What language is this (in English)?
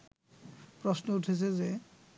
Bangla